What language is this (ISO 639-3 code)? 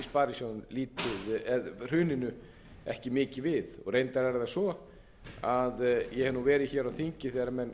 isl